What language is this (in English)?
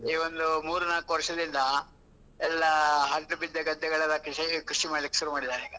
Kannada